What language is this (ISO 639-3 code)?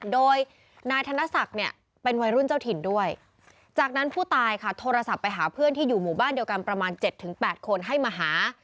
tha